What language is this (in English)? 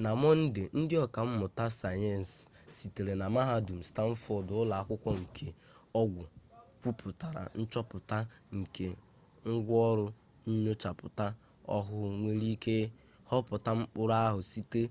Igbo